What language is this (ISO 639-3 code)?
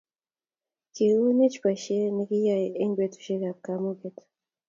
kln